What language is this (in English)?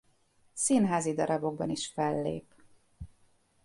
Hungarian